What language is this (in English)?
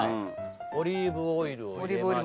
Japanese